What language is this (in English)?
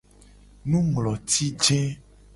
Gen